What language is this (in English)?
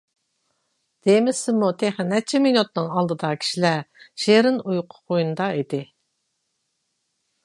Uyghur